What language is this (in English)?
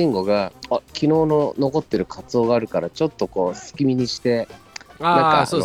Japanese